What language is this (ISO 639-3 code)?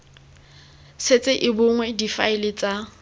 tsn